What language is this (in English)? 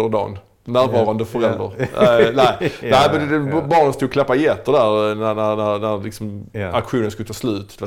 Swedish